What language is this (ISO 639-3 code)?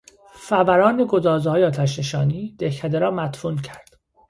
fas